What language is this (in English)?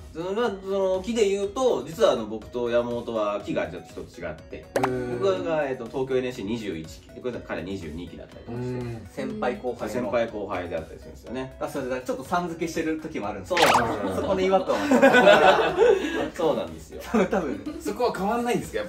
Japanese